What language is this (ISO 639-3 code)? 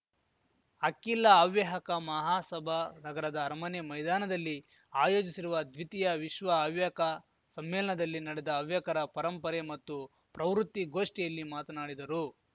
kan